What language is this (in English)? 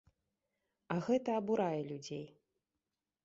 Belarusian